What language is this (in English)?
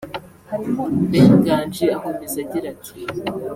Kinyarwanda